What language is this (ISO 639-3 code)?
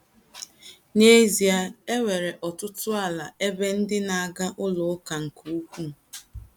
ibo